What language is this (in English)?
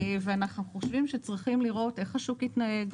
Hebrew